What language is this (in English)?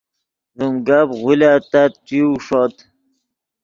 Yidgha